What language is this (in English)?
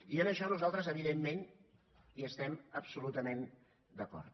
Catalan